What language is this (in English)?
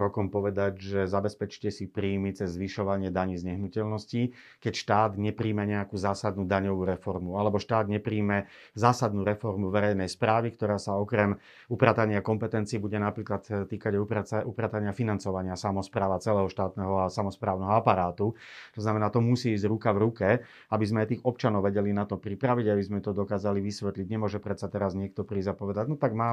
Slovak